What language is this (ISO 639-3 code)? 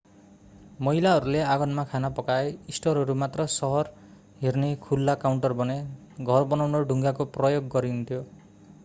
nep